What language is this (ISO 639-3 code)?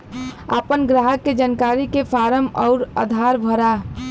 bho